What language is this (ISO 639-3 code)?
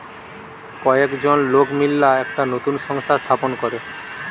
ben